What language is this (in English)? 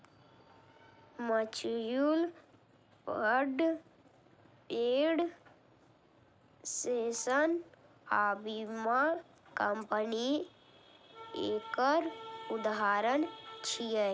Maithili